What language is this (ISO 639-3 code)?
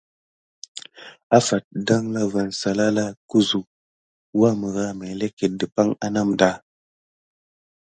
gid